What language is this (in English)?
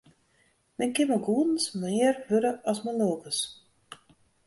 Western Frisian